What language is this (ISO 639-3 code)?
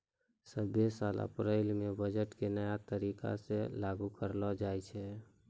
mai